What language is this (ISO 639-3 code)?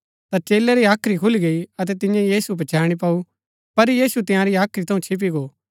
gbk